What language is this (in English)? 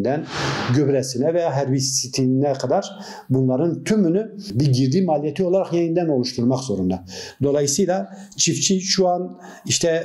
Turkish